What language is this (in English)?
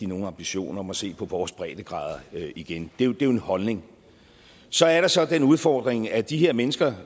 Danish